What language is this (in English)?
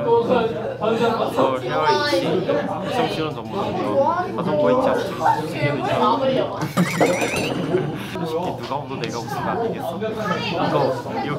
Korean